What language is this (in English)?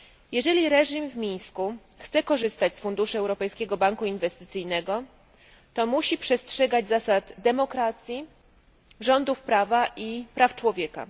Polish